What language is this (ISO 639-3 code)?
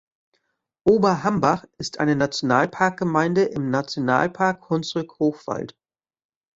deu